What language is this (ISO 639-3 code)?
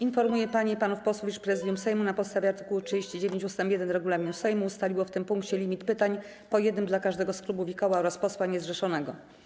pol